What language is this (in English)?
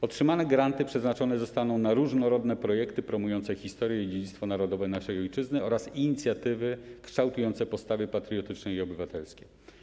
Polish